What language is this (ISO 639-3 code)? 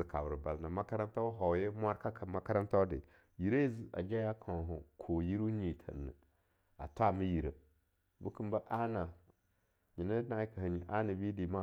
lnu